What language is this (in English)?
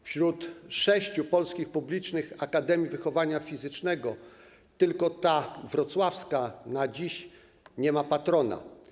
Polish